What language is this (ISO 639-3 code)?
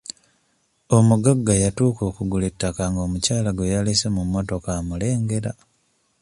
lug